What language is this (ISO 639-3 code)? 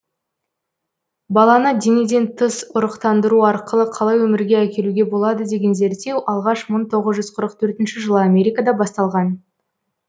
kaz